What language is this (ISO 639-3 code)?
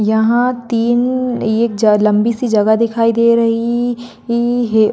mwr